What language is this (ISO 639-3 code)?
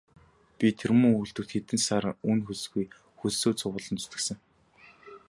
mon